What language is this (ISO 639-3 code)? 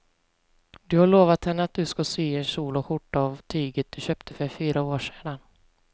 swe